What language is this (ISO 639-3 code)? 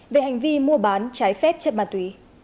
vie